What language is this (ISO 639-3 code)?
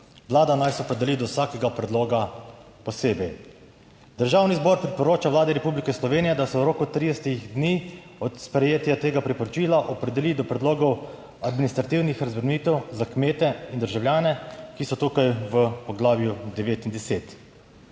slv